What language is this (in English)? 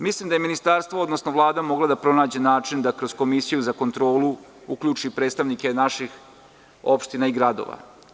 Serbian